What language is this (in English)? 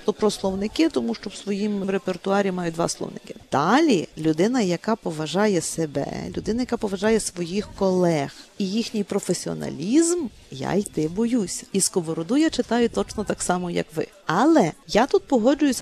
Ukrainian